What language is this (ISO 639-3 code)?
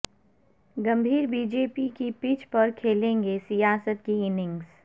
urd